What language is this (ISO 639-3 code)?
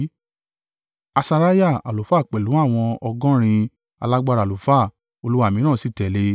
yor